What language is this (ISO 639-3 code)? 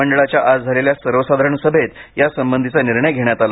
mar